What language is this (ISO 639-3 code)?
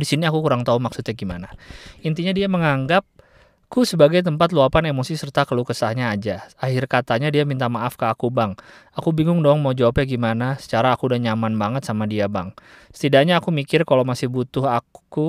ind